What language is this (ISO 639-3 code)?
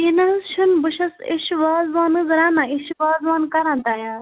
kas